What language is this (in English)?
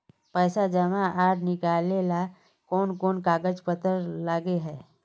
Magahi